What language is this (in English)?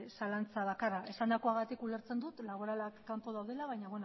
Basque